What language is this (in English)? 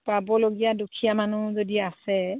Assamese